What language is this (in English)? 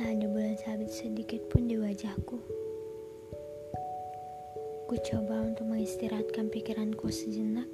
Indonesian